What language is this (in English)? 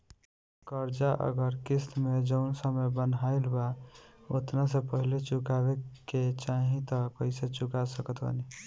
Bhojpuri